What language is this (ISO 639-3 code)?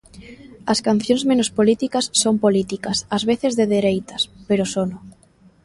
glg